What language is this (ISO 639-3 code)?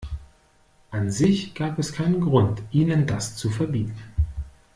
deu